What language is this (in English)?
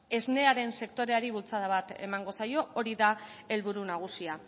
Basque